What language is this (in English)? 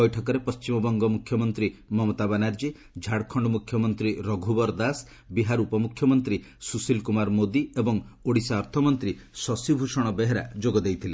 Odia